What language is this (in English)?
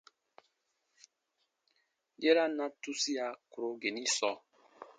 Baatonum